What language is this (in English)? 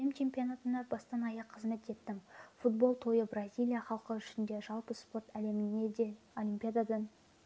Kazakh